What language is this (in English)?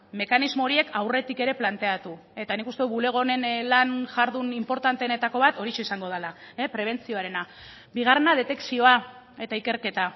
Basque